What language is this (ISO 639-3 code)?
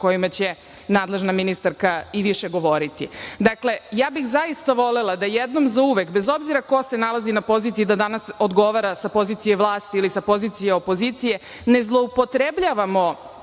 srp